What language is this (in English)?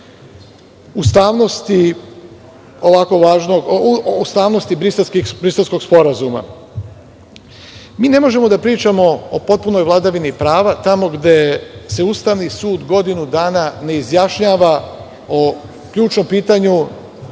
Serbian